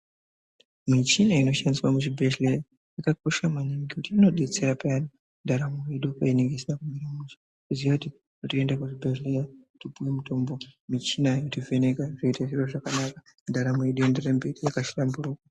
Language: Ndau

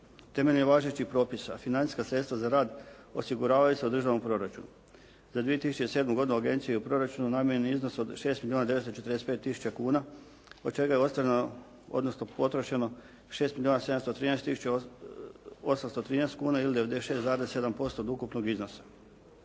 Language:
Croatian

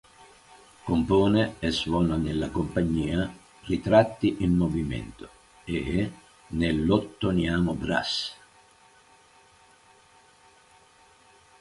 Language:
Italian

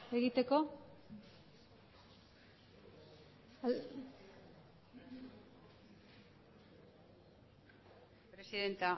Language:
Basque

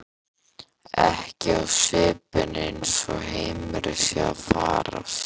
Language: Icelandic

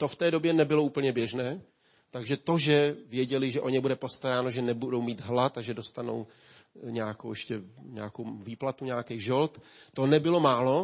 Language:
Czech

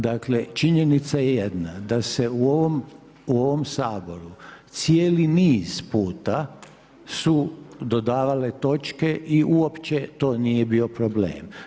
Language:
Croatian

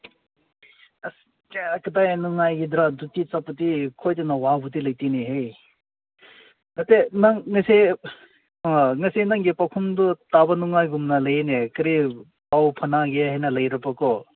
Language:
Manipuri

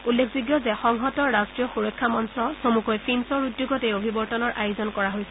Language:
Assamese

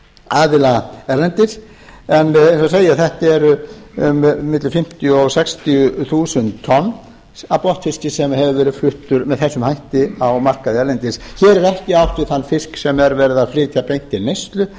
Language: Icelandic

